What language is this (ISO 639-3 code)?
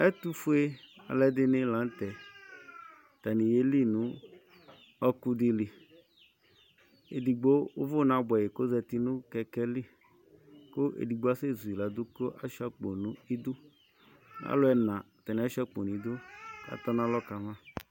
kpo